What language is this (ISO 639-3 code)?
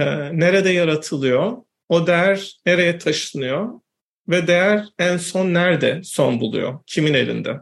tur